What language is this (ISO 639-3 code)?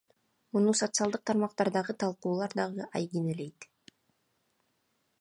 kir